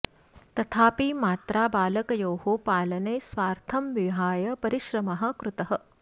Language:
Sanskrit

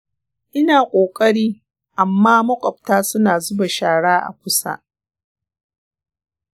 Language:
Hausa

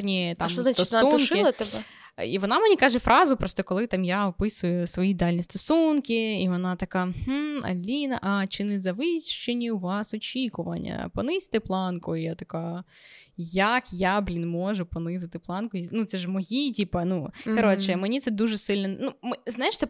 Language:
Ukrainian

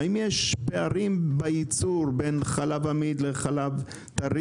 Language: Hebrew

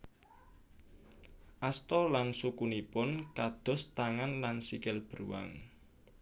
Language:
Javanese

